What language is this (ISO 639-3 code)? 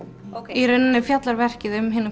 isl